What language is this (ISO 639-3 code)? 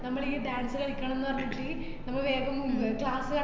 mal